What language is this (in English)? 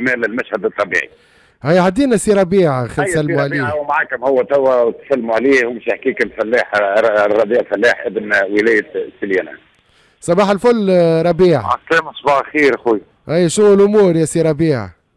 Arabic